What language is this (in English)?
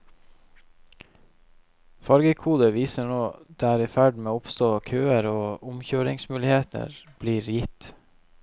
Norwegian